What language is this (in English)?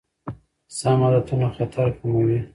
Pashto